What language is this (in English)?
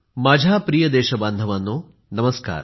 Marathi